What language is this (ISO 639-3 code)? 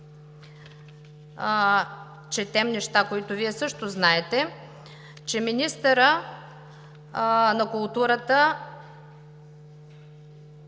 bul